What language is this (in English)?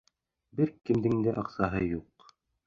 Bashkir